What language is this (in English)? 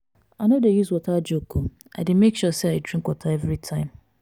Nigerian Pidgin